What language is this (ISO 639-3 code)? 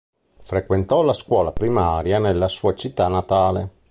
ita